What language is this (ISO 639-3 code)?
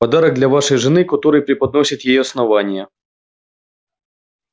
rus